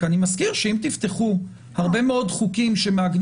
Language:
Hebrew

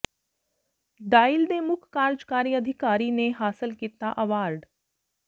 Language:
Punjabi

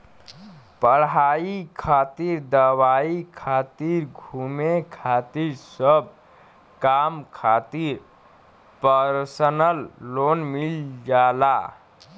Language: Bhojpuri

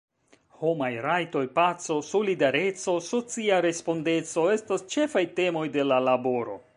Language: Esperanto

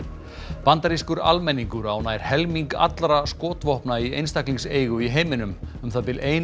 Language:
Icelandic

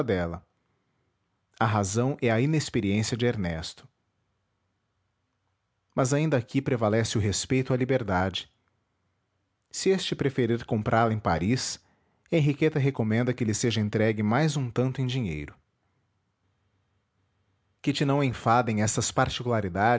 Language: Portuguese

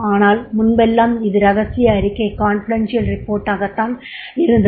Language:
Tamil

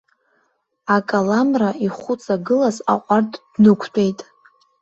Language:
Abkhazian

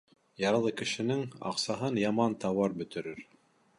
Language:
Bashkir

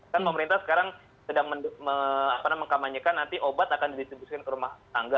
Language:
Indonesian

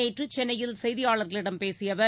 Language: Tamil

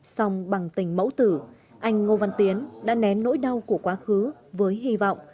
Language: Vietnamese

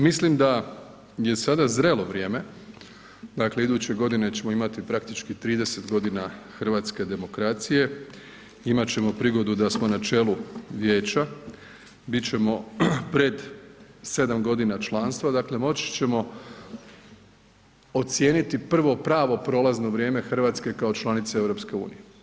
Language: Croatian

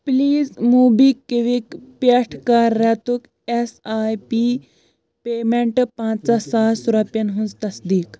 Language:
Kashmiri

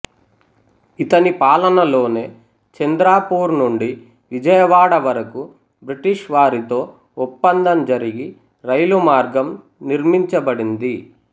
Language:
Telugu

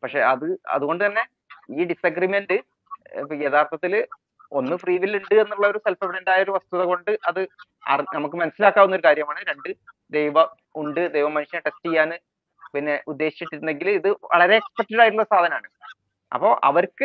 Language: Malayalam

